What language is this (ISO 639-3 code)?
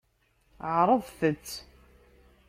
kab